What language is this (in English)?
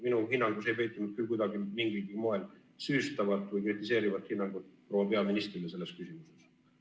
Estonian